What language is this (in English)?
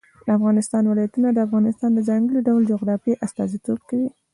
Pashto